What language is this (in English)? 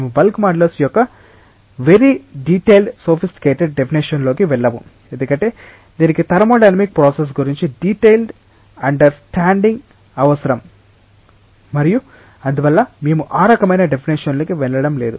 Telugu